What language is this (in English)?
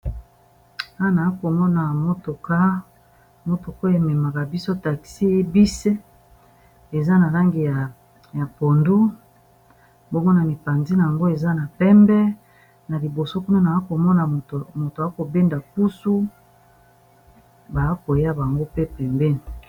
Lingala